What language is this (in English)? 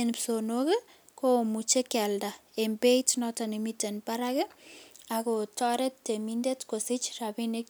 Kalenjin